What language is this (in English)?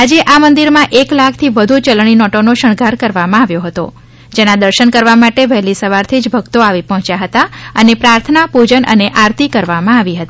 Gujarati